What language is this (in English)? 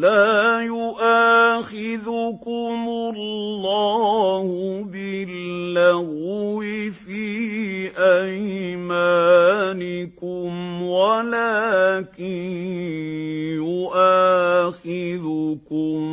Arabic